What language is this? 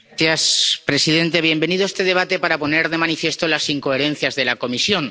Spanish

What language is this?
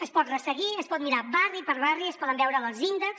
Catalan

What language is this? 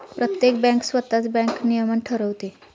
Marathi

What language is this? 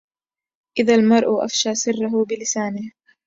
Arabic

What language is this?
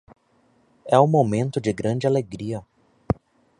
Portuguese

